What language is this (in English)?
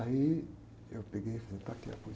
Portuguese